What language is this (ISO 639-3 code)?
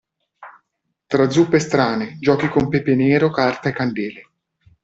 ita